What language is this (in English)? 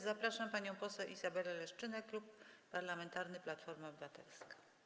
Polish